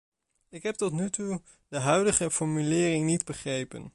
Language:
Dutch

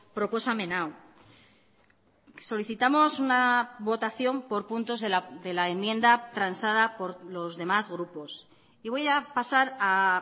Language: Spanish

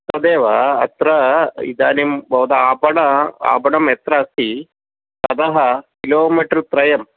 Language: Sanskrit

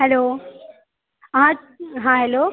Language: Maithili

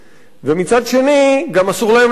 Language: Hebrew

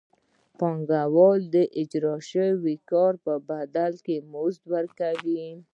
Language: Pashto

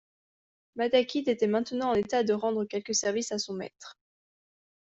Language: French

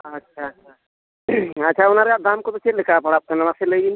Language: Santali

